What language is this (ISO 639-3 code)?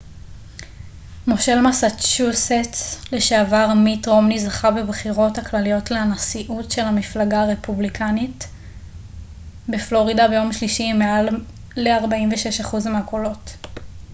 heb